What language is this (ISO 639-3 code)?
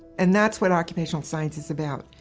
eng